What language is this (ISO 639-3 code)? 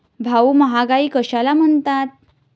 mar